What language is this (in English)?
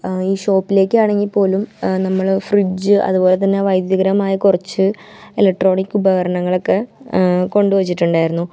Malayalam